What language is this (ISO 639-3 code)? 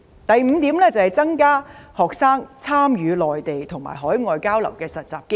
yue